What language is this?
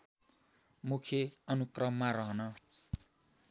Nepali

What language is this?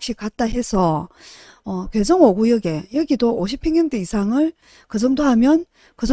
Korean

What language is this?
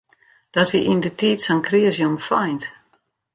Western Frisian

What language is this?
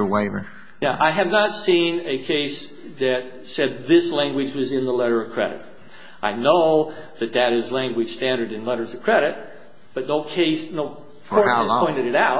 English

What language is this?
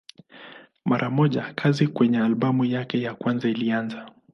Swahili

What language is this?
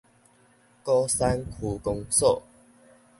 Min Nan Chinese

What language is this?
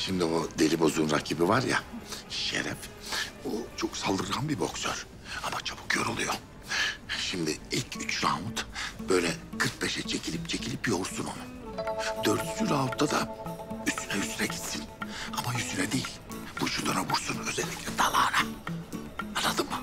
Turkish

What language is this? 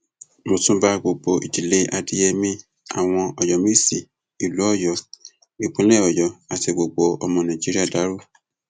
Yoruba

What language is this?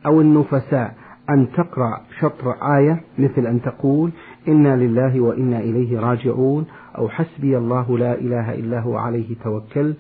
Arabic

